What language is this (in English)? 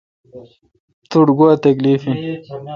Kalkoti